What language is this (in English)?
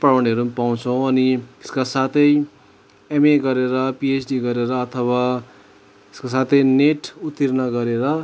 Nepali